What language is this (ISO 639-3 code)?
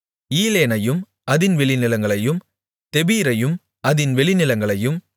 tam